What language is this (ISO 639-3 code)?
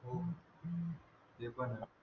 mar